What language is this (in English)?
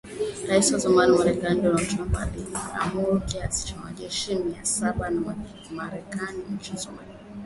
Swahili